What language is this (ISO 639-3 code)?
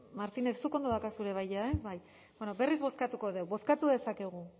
eus